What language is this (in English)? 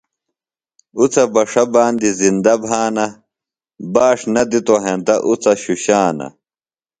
Phalura